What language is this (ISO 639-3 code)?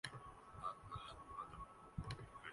urd